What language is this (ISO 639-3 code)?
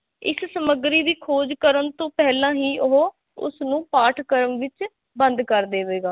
pan